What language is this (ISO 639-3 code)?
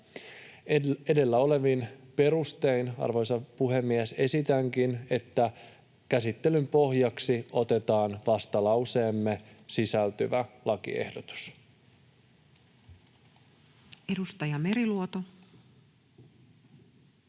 fin